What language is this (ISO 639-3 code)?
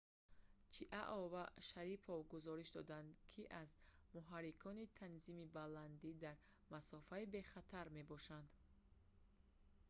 tgk